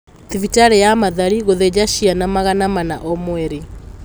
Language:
Kikuyu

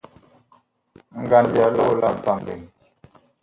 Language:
Bakoko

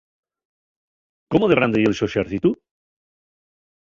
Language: Asturian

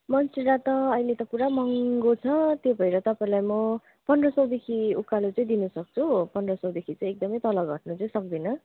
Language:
Nepali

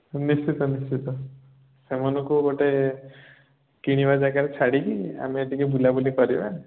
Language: Odia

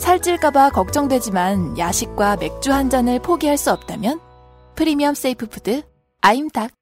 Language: Korean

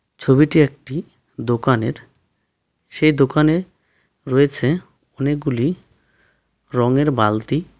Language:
Bangla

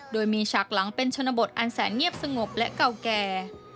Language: Thai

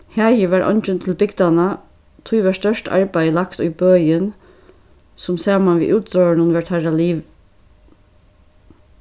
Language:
Faroese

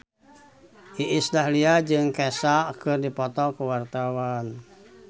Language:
Sundanese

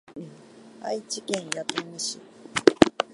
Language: Japanese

